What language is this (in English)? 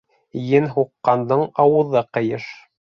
Bashkir